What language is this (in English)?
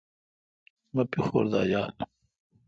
Kalkoti